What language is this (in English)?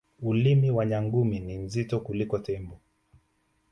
Swahili